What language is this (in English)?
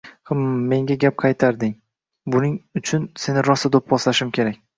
Uzbek